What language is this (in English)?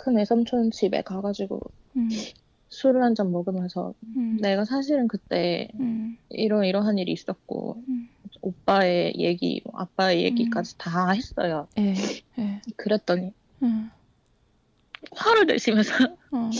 Korean